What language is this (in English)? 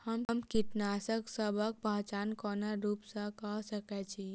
Maithili